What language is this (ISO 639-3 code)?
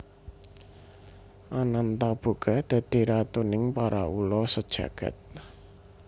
jav